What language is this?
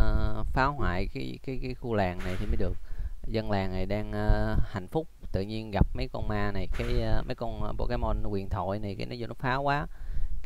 Vietnamese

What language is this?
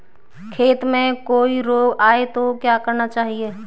Hindi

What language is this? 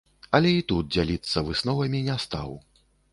Belarusian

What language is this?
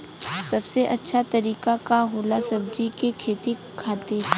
Bhojpuri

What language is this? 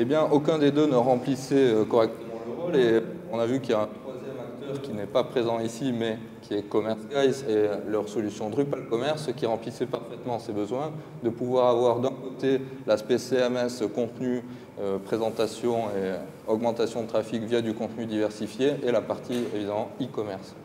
French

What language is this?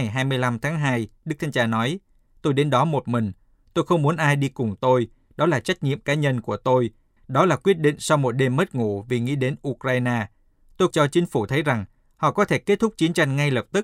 Vietnamese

